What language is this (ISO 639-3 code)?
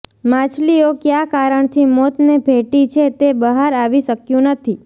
guj